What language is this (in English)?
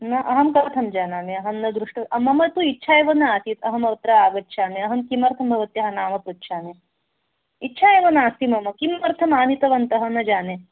Sanskrit